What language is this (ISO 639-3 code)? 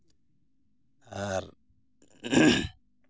sat